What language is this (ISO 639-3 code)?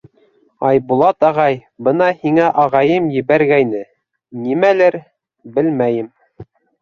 bak